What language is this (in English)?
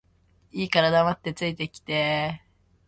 Japanese